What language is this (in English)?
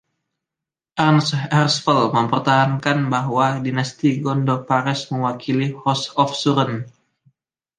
Indonesian